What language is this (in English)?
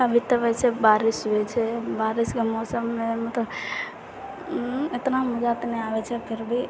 Maithili